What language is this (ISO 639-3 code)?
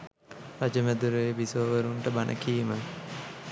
sin